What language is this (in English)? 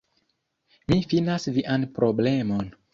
Esperanto